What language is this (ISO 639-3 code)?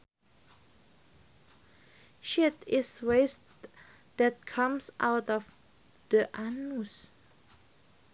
sun